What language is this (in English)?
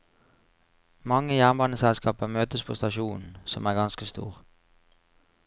Norwegian